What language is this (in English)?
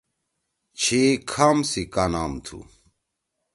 Torwali